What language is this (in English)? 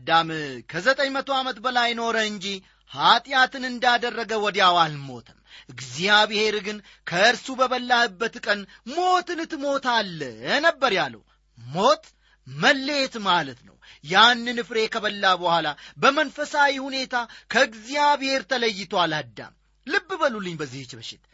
Amharic